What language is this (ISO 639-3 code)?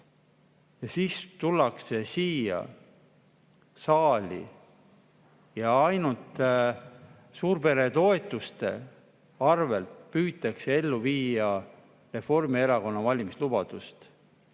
est